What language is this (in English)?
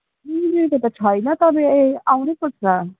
Nepali